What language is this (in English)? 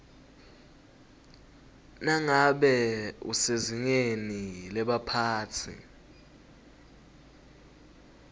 Swati